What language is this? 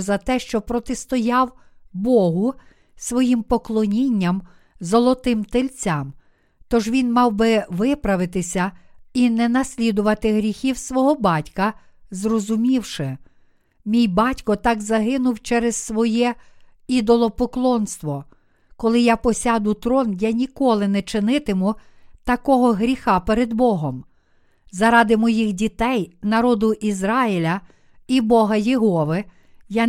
Ukrainian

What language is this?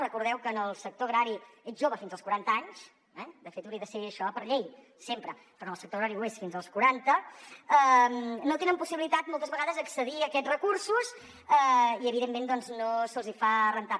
Catalan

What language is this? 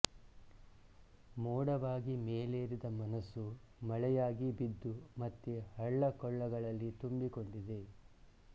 Kannada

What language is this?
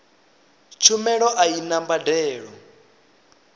Venda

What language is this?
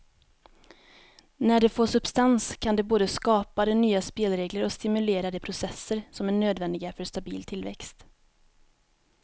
Swedish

